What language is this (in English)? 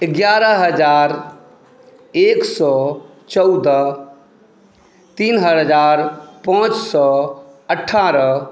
Maithili